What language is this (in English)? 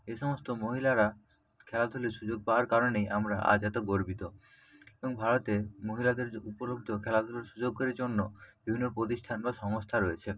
Bangla